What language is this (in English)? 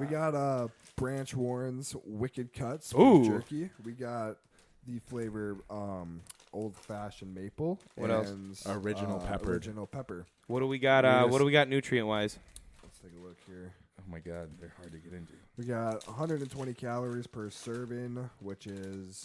English